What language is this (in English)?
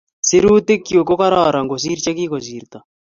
Kalenjin